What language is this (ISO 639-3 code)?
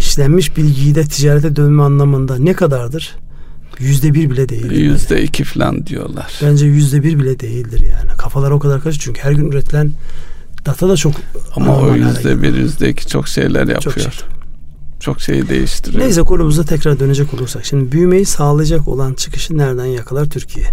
tur